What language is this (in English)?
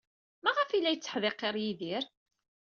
Kabyle